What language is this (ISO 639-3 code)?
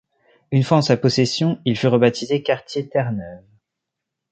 fra